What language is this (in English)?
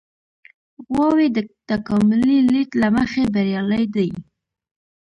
Pashto